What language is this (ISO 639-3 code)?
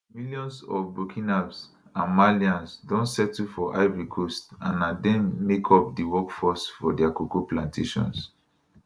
pcm